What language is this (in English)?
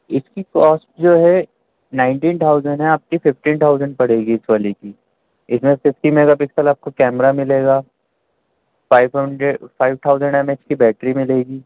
Urdu